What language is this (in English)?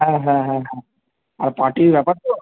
Bangla